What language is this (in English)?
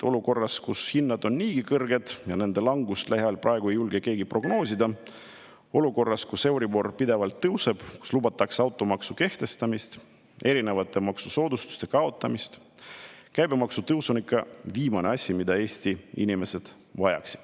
Estonian